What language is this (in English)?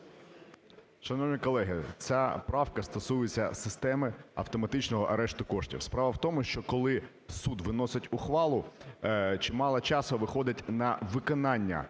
Ukrainian